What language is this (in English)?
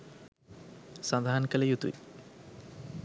Sinhala